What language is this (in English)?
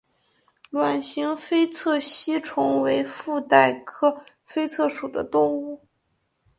Chinese